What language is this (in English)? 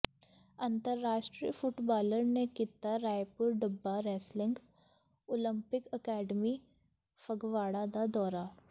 Punjabi